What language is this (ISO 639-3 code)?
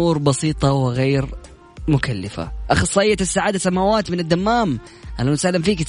ara